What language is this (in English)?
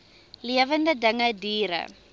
Afrikaans